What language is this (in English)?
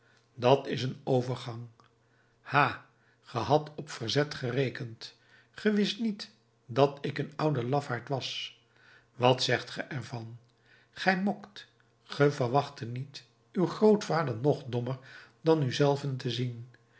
Dutch